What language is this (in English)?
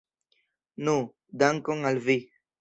Esperanto